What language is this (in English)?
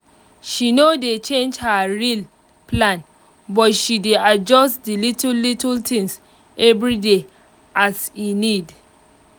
Nigerian Pidgin